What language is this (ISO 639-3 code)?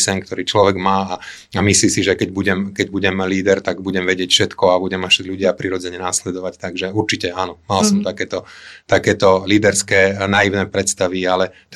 slk